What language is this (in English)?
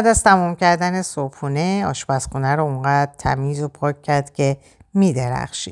Persian